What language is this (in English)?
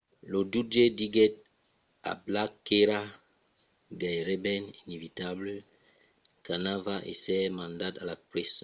Occitan